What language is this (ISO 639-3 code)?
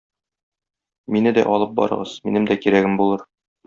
tat